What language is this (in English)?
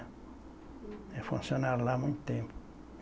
Portuguese